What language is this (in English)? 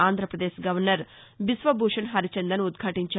Telugu